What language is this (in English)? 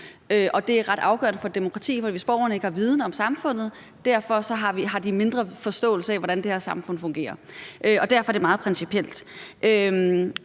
Danish